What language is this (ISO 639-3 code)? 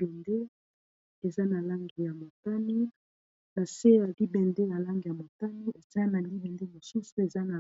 lin